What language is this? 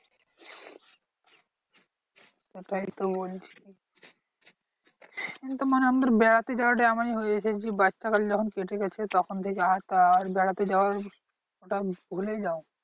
Bangla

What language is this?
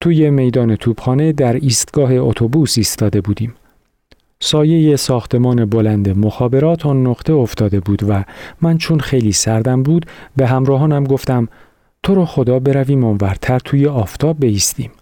Persian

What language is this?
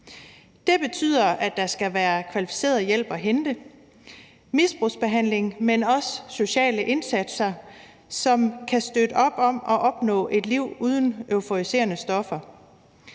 Danish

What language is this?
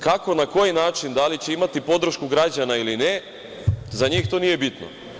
Serbian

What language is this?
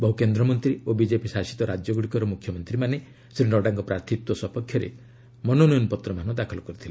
Odia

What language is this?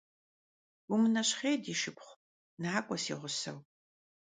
Kabardian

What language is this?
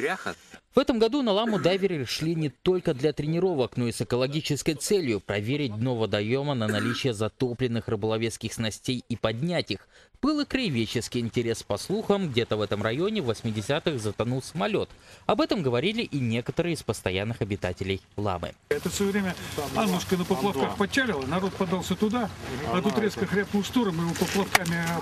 Russian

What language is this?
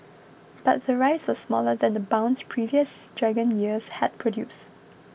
English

